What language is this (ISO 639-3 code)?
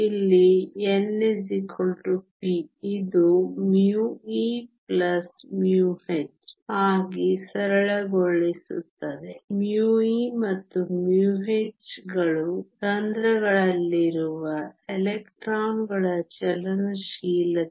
kan